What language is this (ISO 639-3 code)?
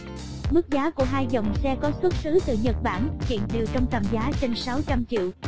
vie